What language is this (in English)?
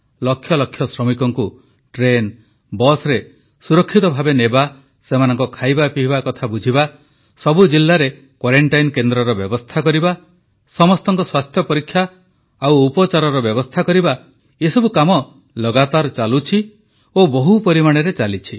Odia